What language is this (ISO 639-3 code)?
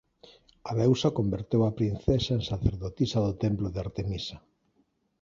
glg